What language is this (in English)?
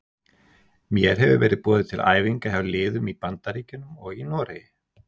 Icelandic